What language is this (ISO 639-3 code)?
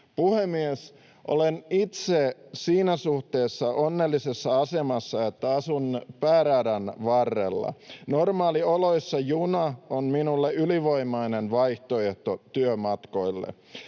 fin